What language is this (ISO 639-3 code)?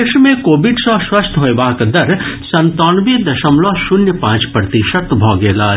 mai